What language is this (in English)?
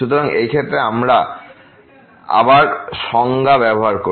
Bangla